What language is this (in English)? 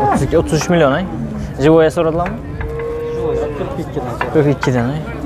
Turkish